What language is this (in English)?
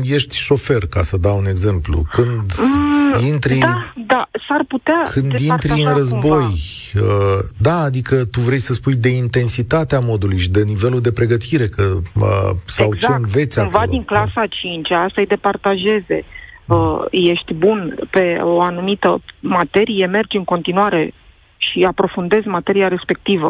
Romanian